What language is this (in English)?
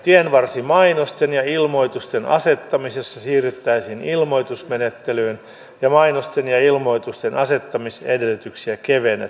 Finnish